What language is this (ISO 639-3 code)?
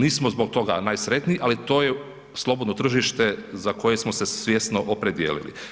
hrv